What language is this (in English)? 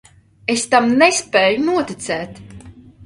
Latvian